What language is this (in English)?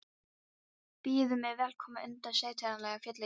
Icelandic